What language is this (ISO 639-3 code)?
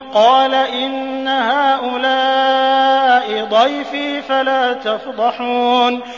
ara